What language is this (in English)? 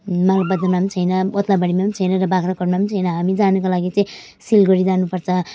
Nepali